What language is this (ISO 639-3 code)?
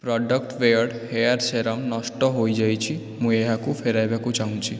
ori